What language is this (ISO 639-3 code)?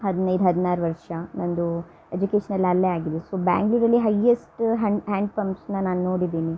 kan